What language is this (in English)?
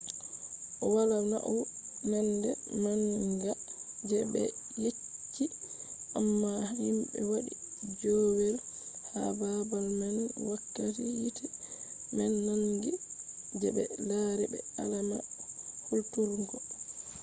Fula